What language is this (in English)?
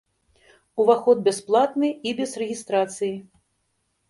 Belarusian